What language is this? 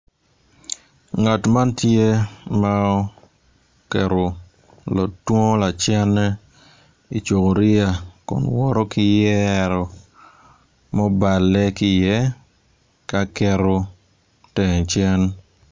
Acoli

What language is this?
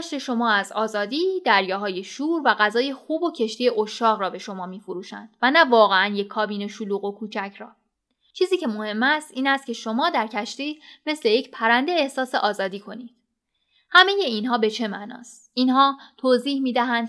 Persian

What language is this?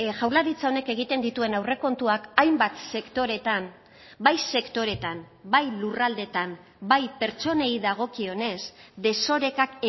Basque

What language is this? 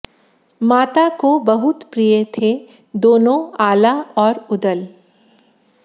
Hindi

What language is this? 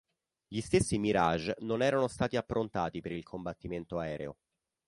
Italian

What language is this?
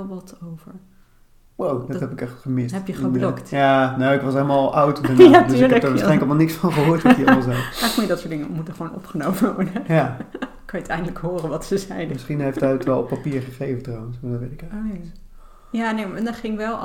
Dutch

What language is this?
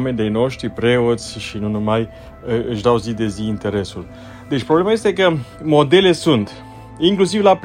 Romanian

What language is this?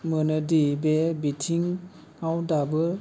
Bodo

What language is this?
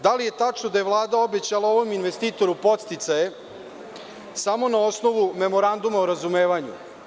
Serbian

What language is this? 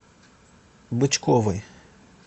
Russian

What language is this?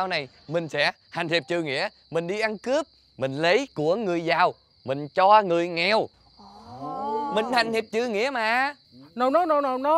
Vietnamese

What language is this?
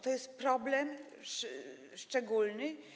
Polish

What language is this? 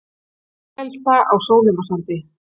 Icelandic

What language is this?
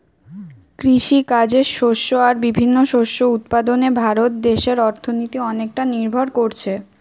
Bangla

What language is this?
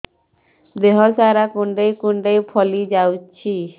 Odia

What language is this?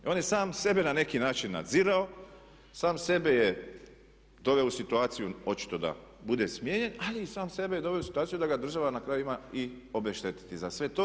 Croatian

